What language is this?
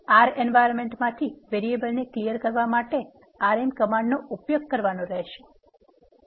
Gujarati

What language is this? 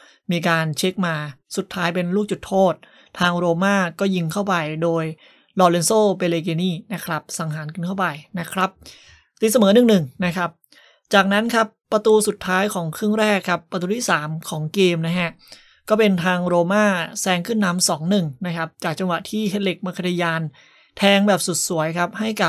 Thai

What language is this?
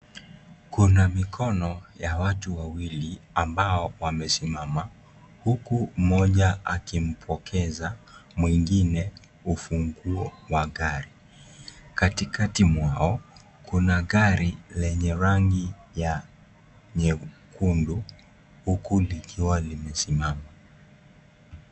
Swahili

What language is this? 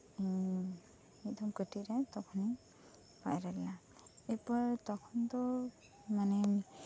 Santali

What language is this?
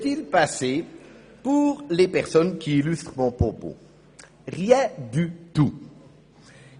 Swiss German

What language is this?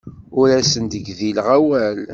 Kabyle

